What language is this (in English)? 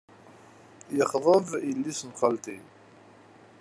Kabyle